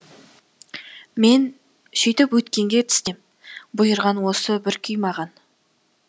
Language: Kazakh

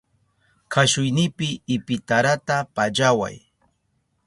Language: Southern Pastaza Quechua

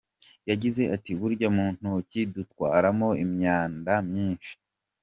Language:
Kinyarwanda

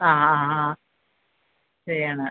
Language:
Malayalam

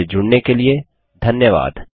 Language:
Hindi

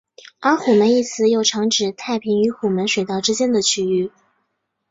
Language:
Chinese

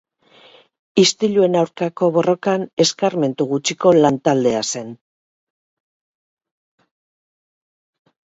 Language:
Basque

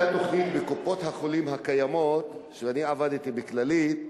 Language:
Hebrew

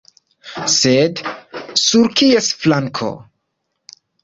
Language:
Esperanto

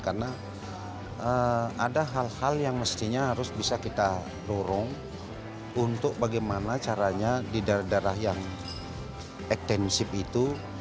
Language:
Indonesian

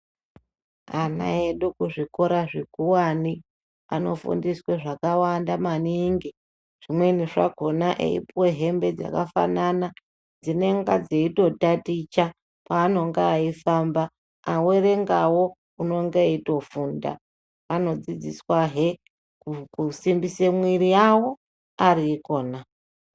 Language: Ndau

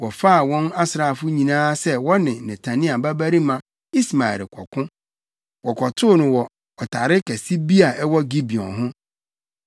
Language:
Akan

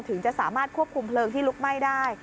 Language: Thai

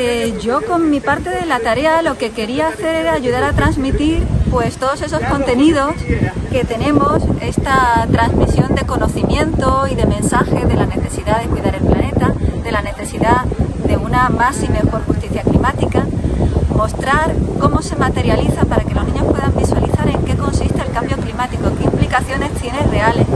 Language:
Spanish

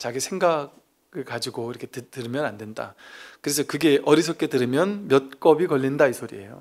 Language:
Korean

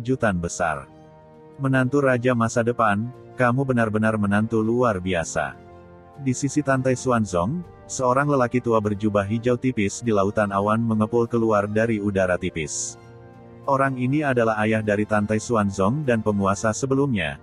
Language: Indonesian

